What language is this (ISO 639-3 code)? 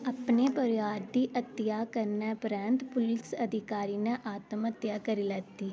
doi